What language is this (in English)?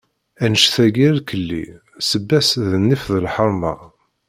Kabyle